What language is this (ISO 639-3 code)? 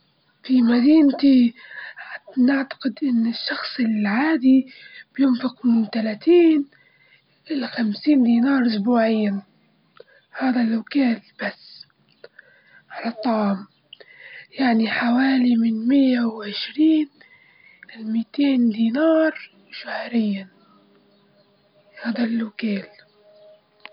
ayl